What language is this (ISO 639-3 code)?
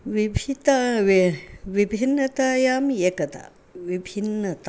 san